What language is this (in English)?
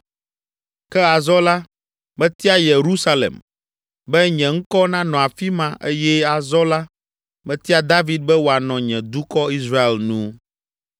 Ewe